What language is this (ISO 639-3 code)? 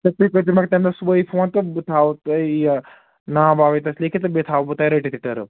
kas